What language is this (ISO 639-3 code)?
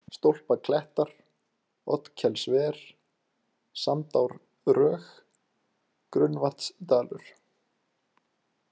isl